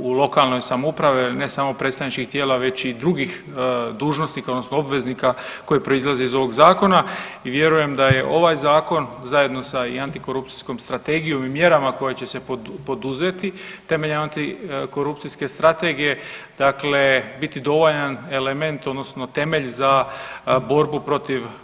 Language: Croatian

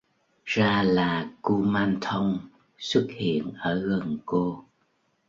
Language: Vietnamese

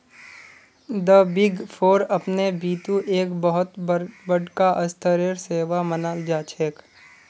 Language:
Magahi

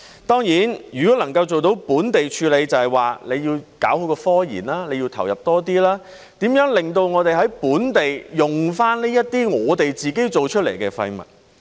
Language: Cantonese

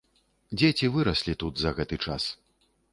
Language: Belarusian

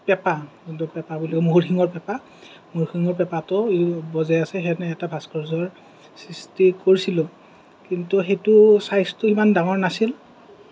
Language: Assamese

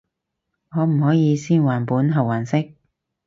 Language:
Cantonese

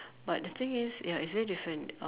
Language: English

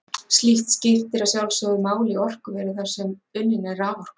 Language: Icelandic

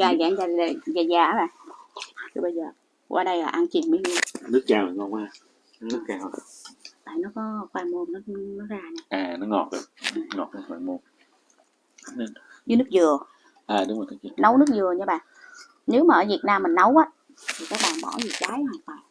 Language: Vietnamese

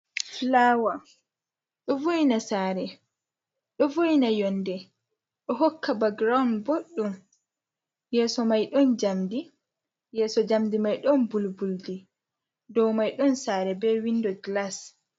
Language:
Fula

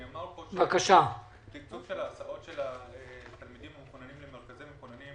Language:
Hebrew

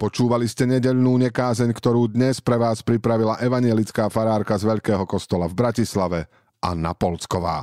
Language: Slovak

